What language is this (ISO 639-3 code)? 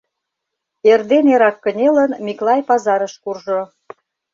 chm